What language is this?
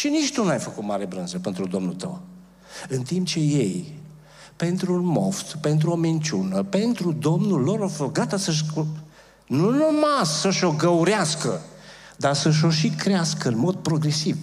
Romanian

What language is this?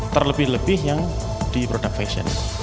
Indonesian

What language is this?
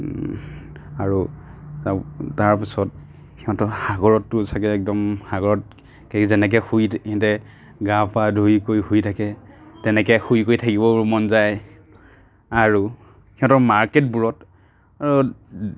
Assamese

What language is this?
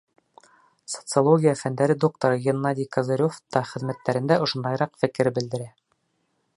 Bashkir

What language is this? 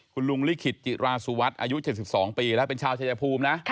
Thai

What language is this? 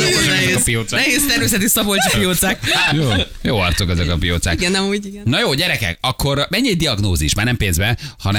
Hungarian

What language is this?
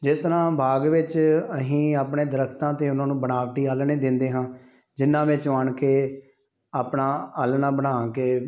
Punjabi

